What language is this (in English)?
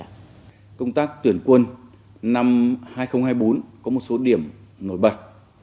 Vietnamese